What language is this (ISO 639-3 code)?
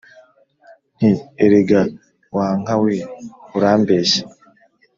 kin